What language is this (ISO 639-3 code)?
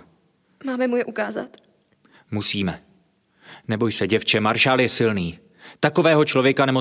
ces